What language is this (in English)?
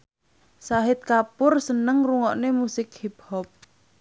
Javanese